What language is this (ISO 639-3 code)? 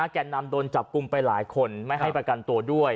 tha